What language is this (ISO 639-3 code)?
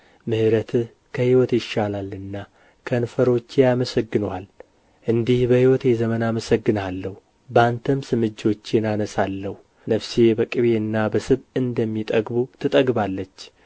amh